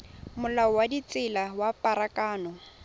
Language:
Tswana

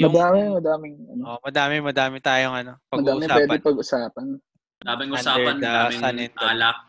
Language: Filipino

